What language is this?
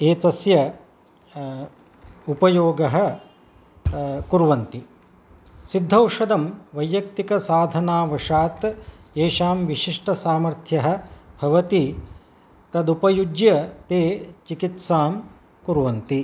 Sanskrit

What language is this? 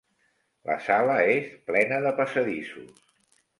Catalan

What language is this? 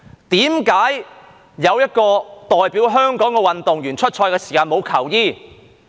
Cantonese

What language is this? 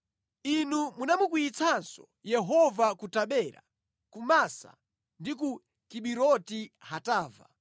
Nyanja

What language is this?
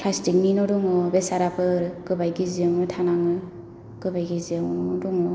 Bodo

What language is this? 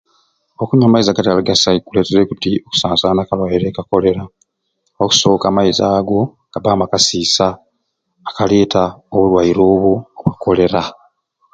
Ruuli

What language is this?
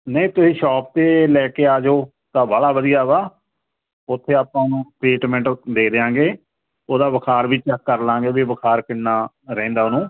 Punjabi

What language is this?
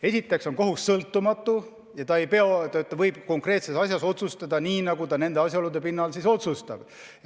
Estonian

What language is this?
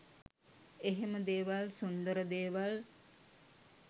Sinhala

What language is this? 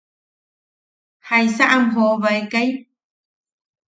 Yaqui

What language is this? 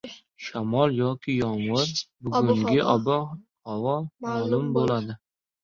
Uzbek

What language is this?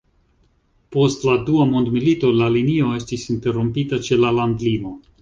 Esperanto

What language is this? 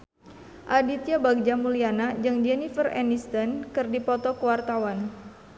Sundanese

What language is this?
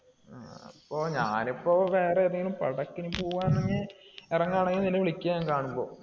Malayalam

